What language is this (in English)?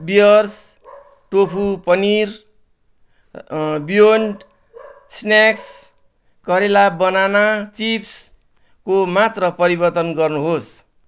Nepali